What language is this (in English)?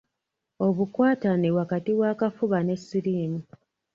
Ganda